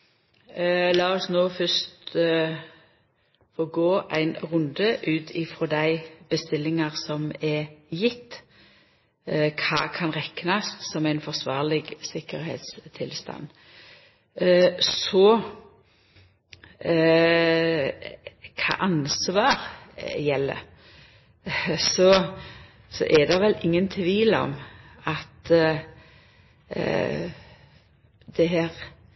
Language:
Norwegian Nynorsk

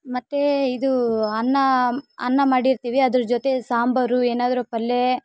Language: Kannada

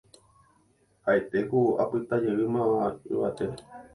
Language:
Guarani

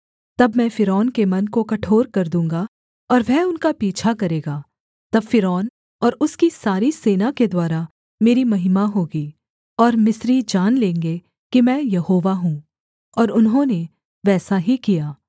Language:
Hindi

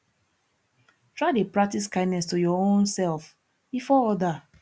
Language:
Nigerian Pidgin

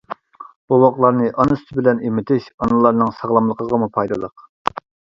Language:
Uyghur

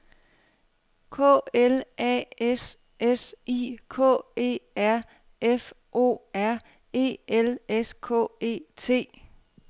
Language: Danish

